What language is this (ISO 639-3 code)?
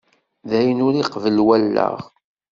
kab